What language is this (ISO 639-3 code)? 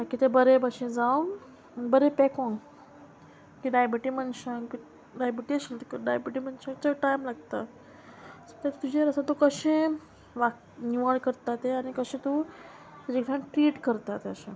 kok